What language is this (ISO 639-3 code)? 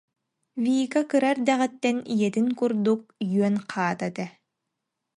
sah